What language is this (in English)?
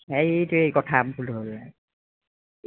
Assamese